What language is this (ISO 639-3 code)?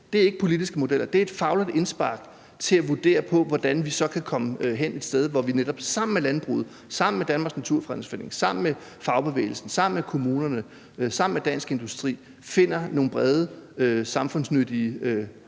dan